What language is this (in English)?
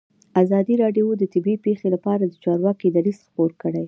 Pashto